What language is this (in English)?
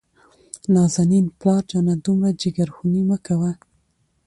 Pashto